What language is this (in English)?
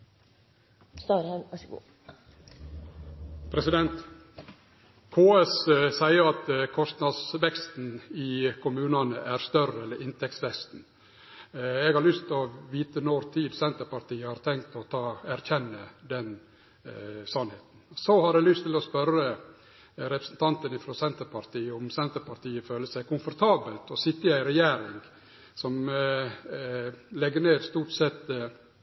Norwegian Nynorsk